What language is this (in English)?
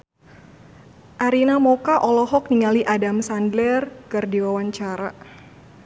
Sundanese